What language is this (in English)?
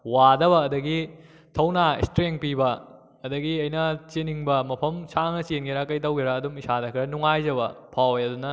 Manipuri